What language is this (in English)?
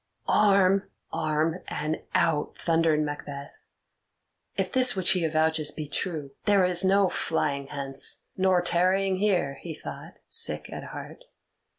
English